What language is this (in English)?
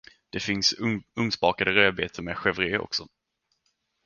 Swedish